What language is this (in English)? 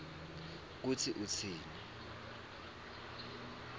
Swati